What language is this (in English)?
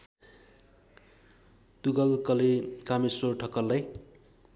Nepali